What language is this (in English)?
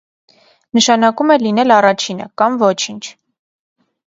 Armenian